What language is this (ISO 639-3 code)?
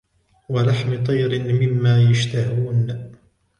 ara